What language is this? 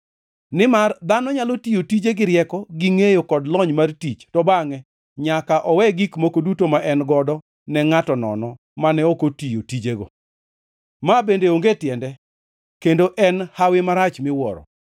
Luo (Kenya and Tanzania)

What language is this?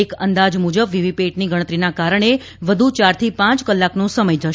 Gujarati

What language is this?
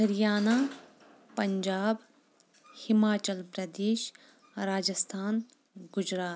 Kashmiri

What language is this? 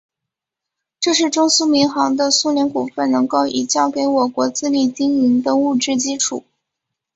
Chinese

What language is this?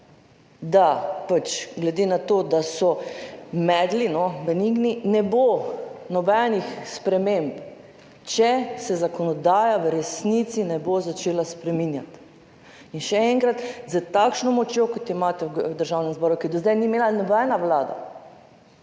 Slovenian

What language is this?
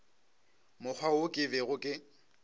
Northern Sotho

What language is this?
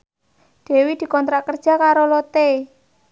Javanese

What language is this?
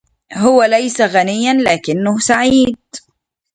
Arabic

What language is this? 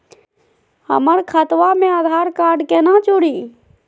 Magahi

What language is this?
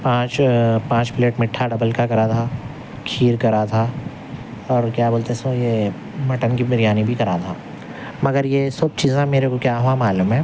Urdu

